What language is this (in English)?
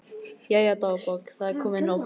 Icelandic